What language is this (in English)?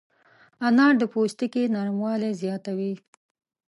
Pashto